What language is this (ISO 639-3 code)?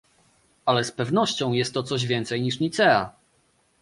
pol